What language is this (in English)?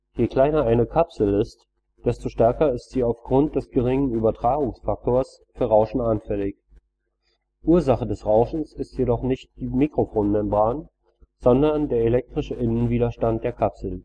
German